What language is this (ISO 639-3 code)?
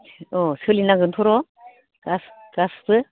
brx